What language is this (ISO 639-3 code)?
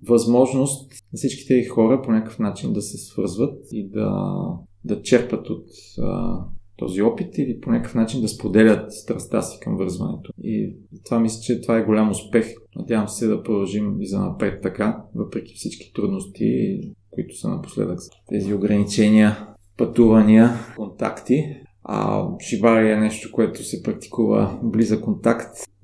bul